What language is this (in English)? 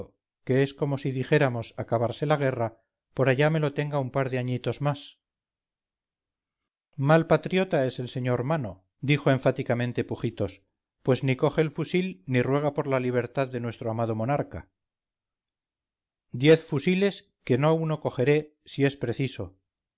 Spanish